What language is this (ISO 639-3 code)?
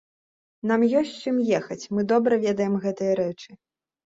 bel